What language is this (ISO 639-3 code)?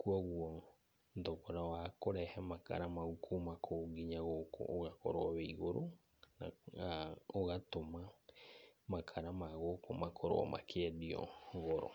kik